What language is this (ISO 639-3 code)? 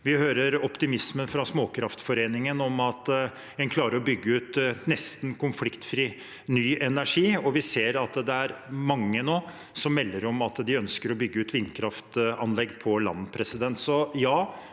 nor